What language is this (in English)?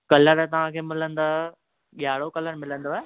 Sindhi